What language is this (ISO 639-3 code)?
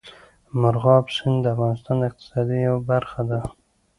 pus